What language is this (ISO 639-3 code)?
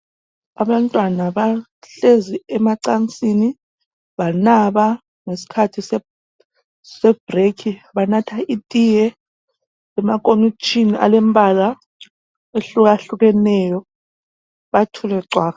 nde